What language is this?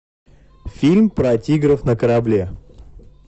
Russian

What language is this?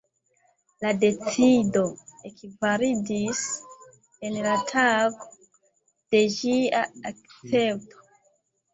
Esperanto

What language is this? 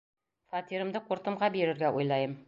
Bashkir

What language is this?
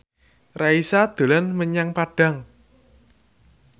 Javanese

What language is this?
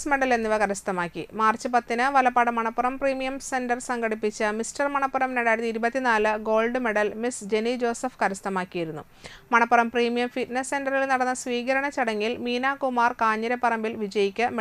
Malayalam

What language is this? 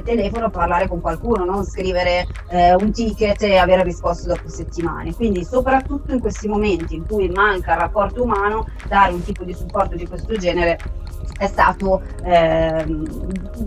Italian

